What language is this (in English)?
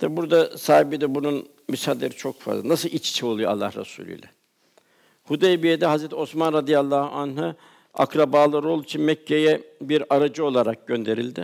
Turkish